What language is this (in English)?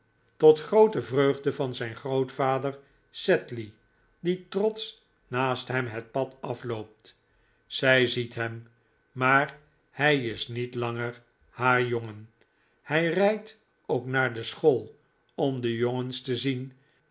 Dutch